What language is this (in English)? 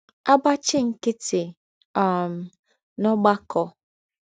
Igbo